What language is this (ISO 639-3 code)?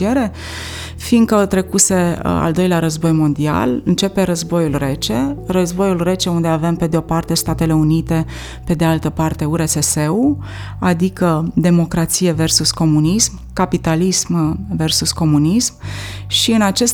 ron